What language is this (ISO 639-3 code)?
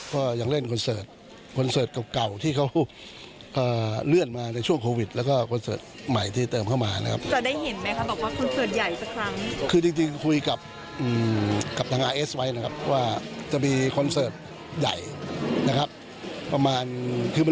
tha